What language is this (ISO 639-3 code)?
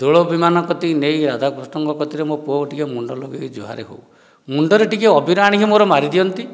ori